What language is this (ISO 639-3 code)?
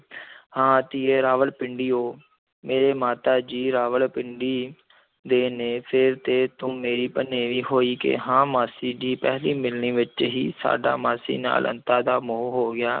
pan